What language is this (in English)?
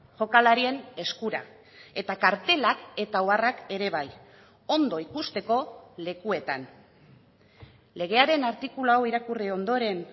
Basque